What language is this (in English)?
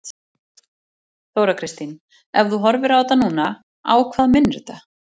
Icelandic